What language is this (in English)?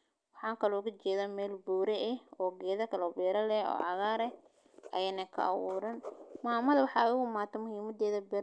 Somali